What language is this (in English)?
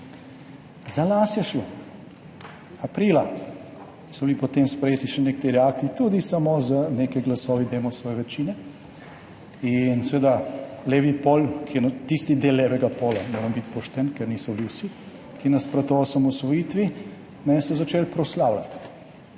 Slovenian